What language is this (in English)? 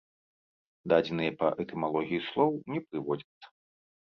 Belarusian